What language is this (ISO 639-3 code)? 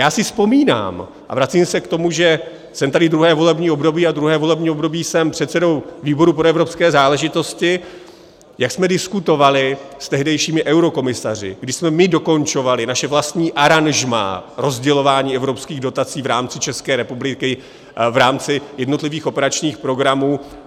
ces